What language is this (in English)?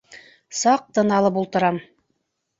Bashkir